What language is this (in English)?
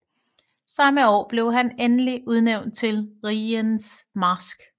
Danish